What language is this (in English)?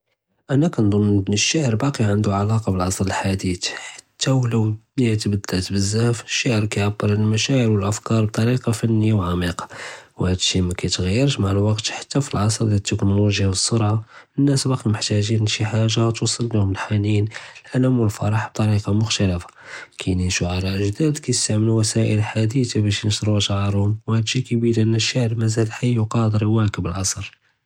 Judeo-Arabic